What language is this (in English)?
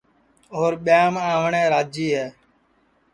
Sansi